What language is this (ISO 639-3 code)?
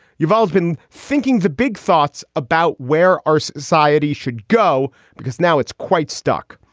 eng